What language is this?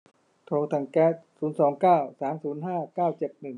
Thai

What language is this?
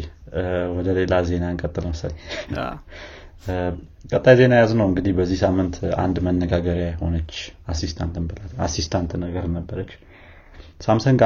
Amharic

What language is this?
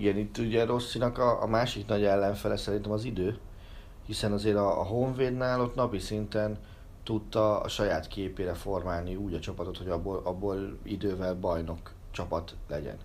Hungarian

